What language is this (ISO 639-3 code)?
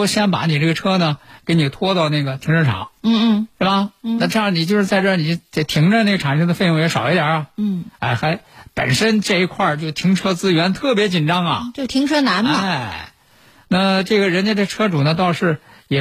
zho